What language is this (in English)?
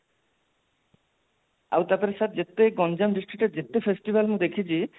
Odia